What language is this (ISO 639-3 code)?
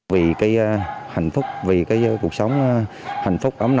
vie